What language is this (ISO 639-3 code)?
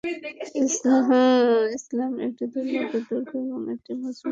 ben